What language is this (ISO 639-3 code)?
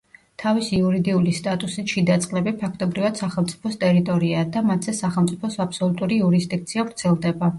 kat